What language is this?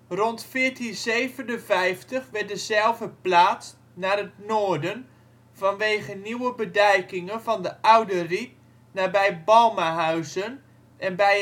Dutch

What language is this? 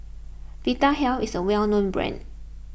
English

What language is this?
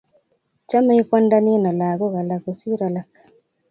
Kalenjin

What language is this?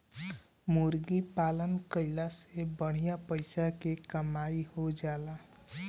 Bhojpuri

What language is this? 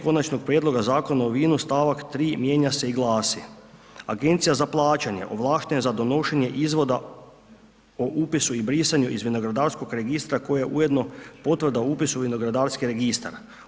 Croatian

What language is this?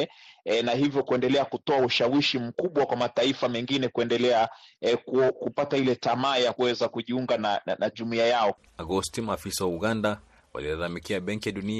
Swahili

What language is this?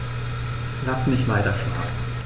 German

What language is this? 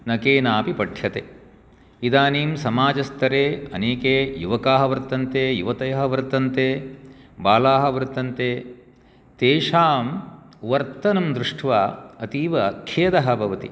Sanskrit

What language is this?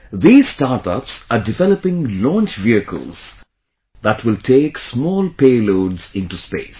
English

